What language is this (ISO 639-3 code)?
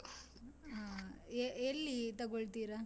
kan